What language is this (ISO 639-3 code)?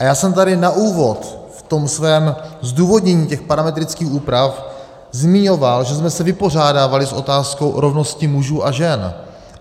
ces